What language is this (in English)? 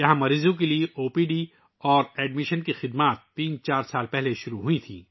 Urdu